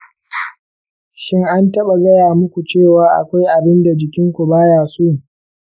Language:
Hausa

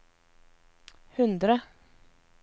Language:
Norwegian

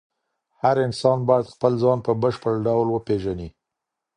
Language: Pashto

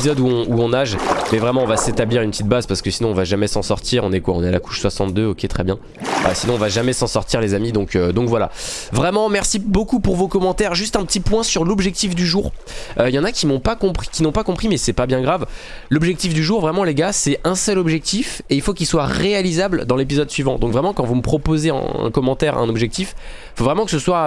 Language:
French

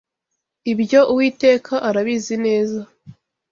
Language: Kinyarwanda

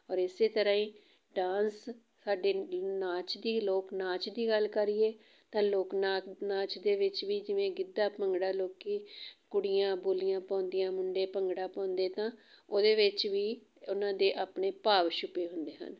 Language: Punjabi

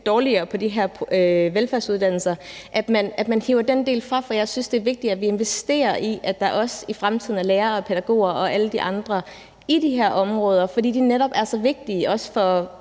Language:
Danish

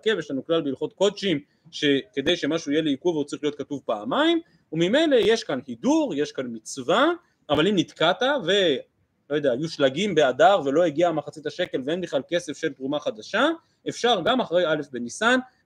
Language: Hebrew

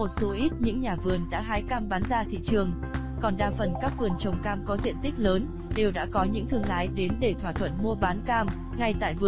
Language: Vietnamese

